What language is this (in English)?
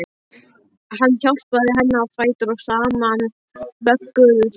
Icelandic